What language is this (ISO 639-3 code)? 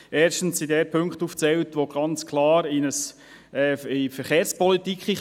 gsw